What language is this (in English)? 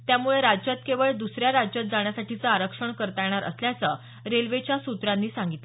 Marathi